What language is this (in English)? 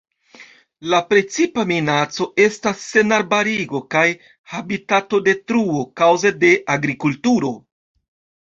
Esperanto